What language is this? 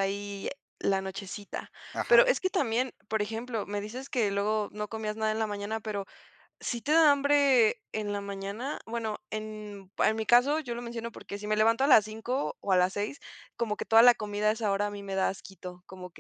Spanish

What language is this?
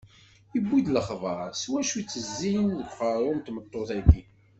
Kabyle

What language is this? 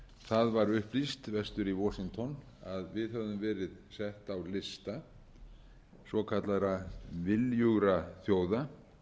Icelandic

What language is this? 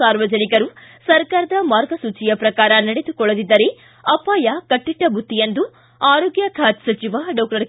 Kannada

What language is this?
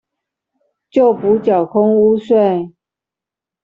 Chinese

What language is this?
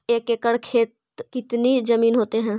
Magahi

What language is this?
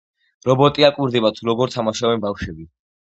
Georgian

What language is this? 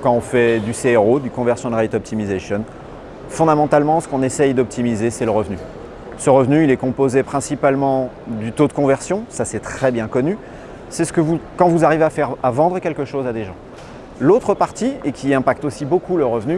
French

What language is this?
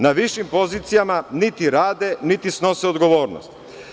Serbian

